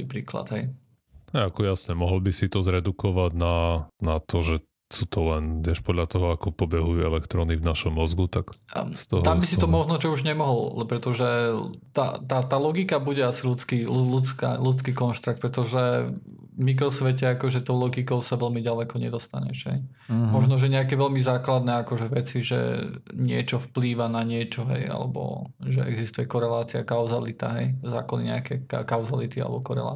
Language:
Slovak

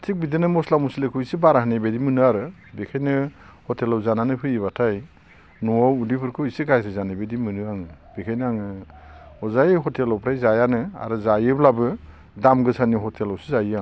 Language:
Bodo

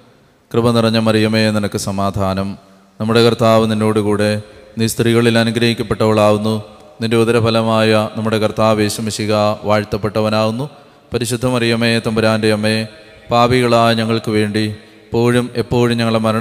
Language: Malayalam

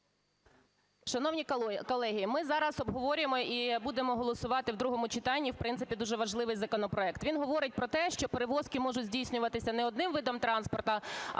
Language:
Ukrainian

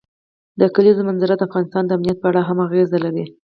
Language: Pashto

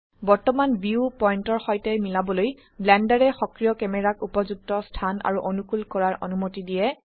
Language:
Assamese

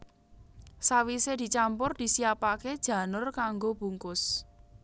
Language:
Javanese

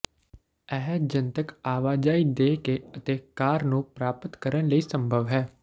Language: Punjabi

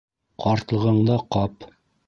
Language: Bashkir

